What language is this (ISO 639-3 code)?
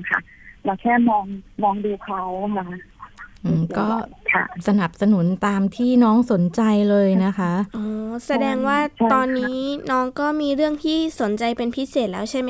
tha